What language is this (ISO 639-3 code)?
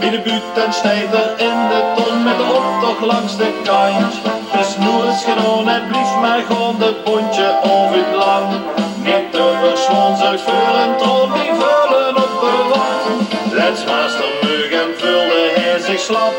nld